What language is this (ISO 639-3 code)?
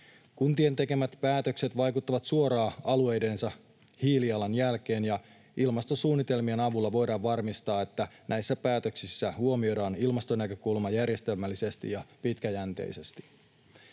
fin